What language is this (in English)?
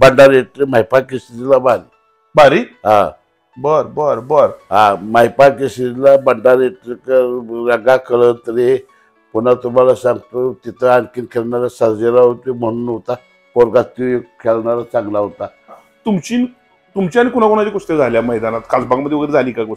Marathi